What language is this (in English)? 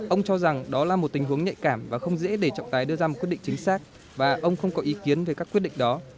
Vietnamese